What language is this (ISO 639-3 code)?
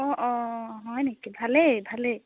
asm